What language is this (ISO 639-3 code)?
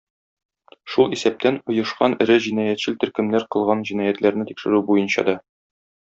tat